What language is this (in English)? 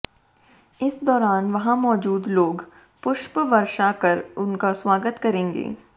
Hindi